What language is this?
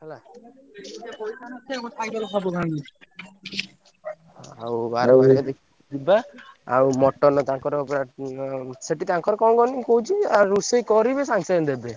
Odia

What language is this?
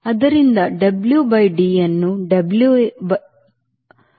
Kannada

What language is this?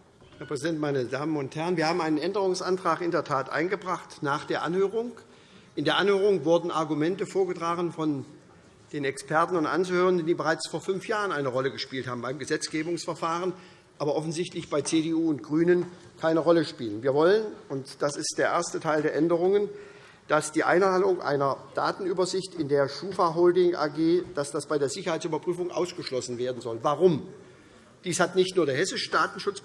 German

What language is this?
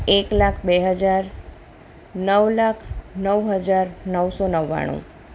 Gujarati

